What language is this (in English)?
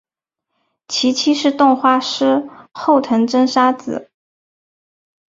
Chinese